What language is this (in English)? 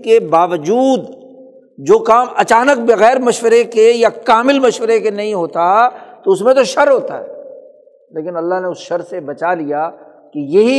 Urdu